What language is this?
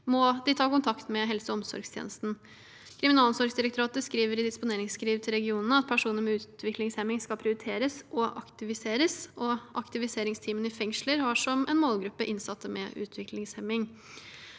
Norwegian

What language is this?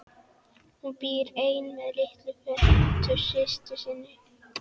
Icelandic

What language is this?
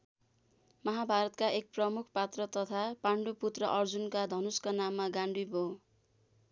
Nepali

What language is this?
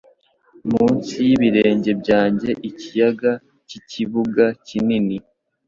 Kinyarwanda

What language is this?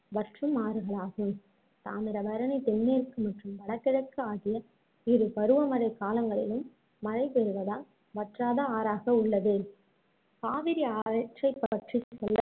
Tamil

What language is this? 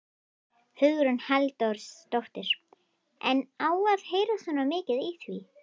Icelandic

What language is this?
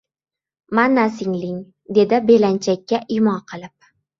Uzbek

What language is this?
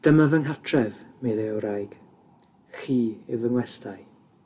Welsh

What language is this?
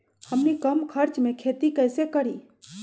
Magahi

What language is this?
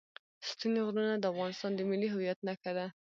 Pashto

